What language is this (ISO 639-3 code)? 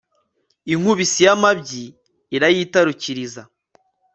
kin